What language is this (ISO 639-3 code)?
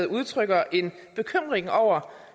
dan